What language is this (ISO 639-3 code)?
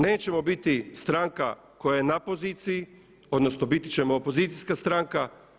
hrv